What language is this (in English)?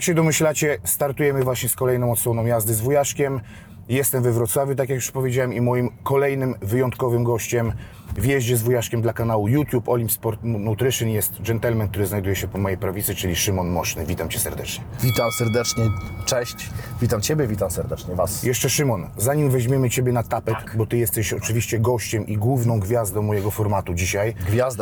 Polish